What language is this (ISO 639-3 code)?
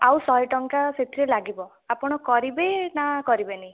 ori